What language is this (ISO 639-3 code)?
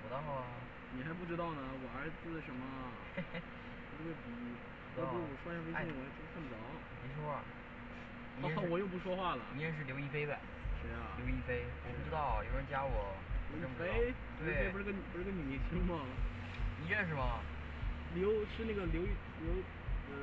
zho